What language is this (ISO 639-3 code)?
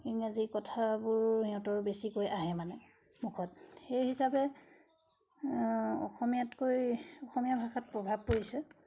asm